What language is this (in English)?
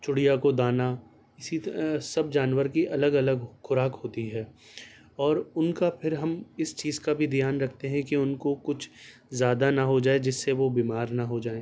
Urdu